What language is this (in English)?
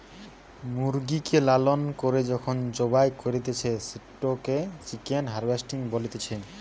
Bangla